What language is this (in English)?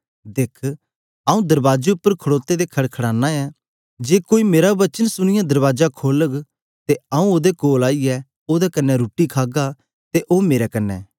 Dogri